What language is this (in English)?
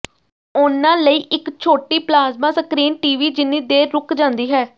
Punjabi